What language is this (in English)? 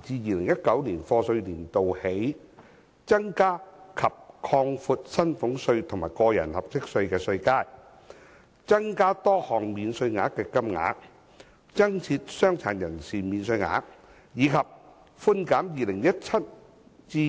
Cantonese